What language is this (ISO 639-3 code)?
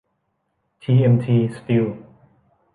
tha